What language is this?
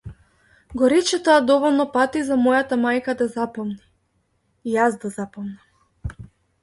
Macedonian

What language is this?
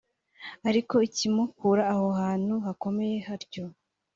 Kinyarwanda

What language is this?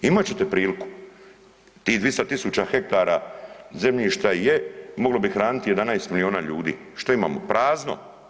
Croatian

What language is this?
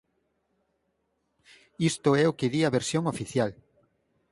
Galician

